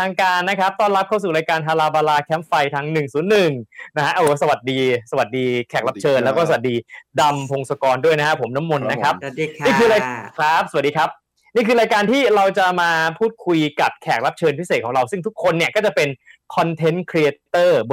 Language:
Thai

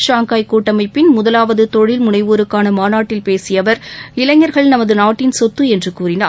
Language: Tamil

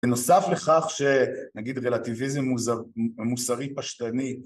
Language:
Hebrew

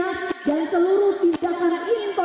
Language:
Indonesian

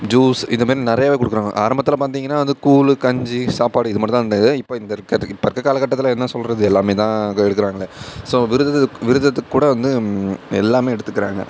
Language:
Tamil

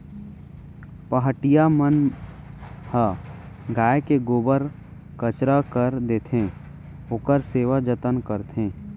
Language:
Chhattisgarhi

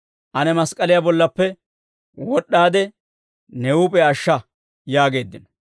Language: Dawro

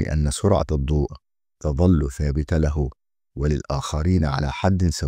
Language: Arabic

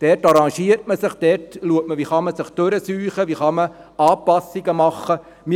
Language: Swiss German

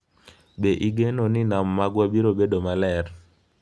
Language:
Luo (Kenya and Tanzania)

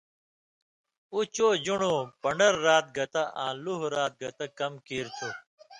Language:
Indus Kohistani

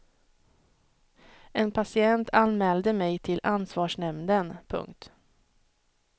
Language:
Swedish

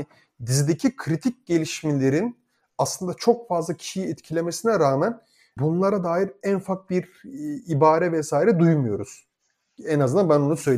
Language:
Turkish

